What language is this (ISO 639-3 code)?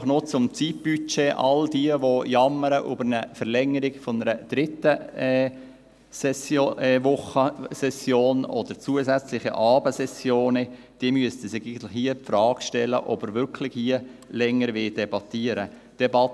gsw